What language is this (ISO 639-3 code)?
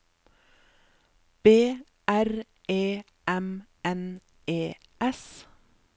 nor